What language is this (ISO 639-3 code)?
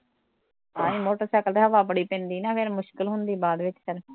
pan